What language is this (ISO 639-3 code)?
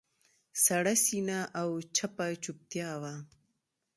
pus